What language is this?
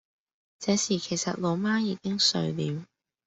Cantonese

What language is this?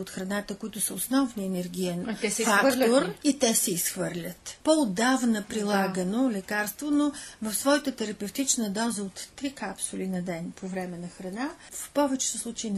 Bulgarian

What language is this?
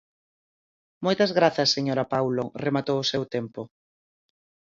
Galician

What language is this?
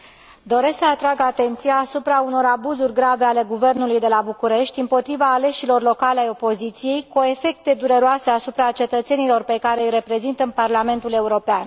Romanian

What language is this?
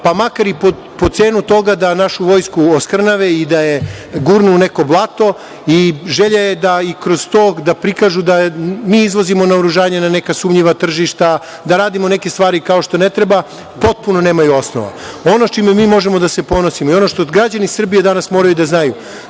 Serbian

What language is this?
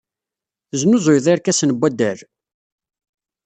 Kabyle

